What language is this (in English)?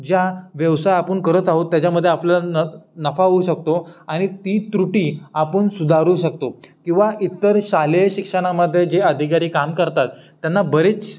Marathi